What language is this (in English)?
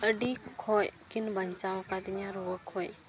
Santali